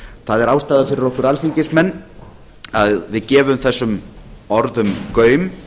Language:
Icelandic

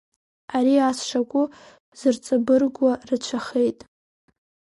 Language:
Abkhazian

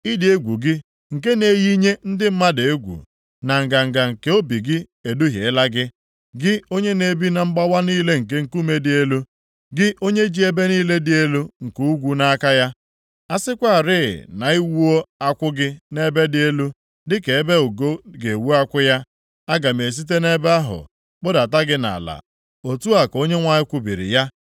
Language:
Igbo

